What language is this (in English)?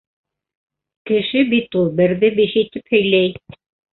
Bashkir